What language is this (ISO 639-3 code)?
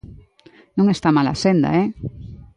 glg